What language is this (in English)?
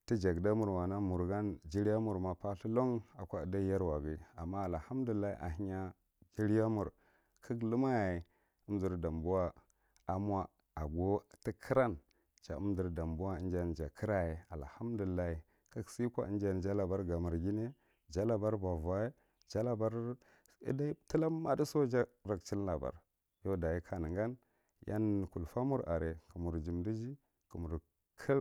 Marghi Central